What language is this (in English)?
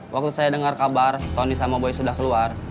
Indonesian